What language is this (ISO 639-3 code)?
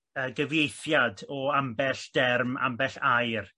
cym